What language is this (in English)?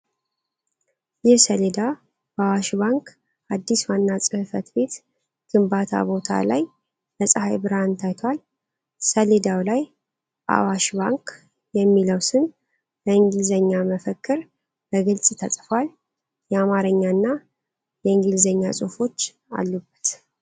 Amharic